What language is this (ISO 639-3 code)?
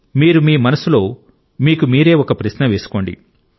tel